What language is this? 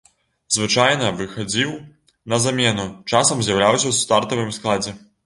Belarusian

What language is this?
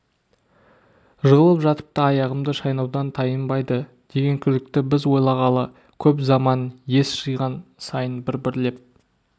Kazakh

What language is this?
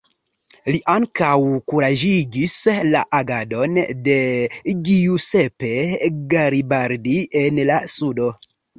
Esperanto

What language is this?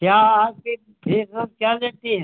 Hindi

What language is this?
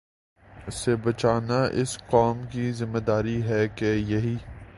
Urdu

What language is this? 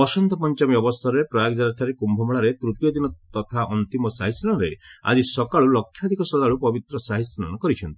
Odia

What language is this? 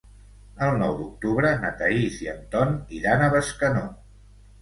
Catalan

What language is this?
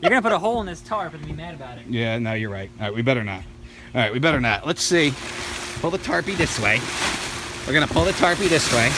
English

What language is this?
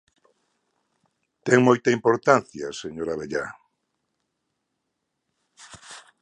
Galician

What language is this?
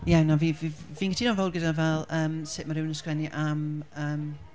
Welsh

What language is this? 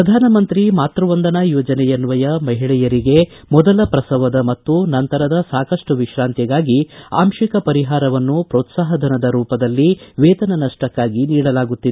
Kannada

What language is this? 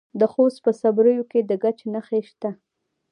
Pashto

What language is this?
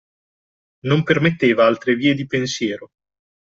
Italian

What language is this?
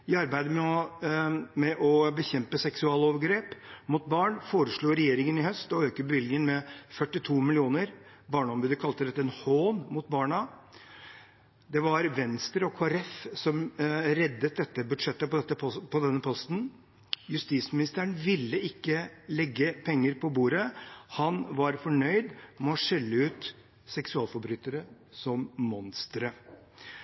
Norwegian Bokmål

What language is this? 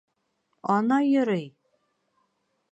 Bashkir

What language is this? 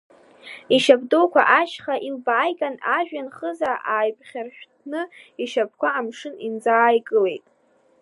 Abkhazian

